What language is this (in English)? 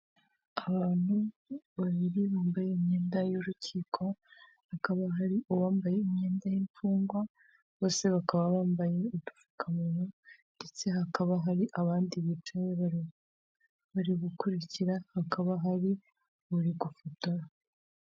Kinyarwanda